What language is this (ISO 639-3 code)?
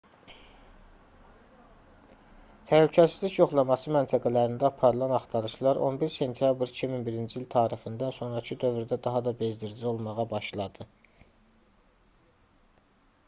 aze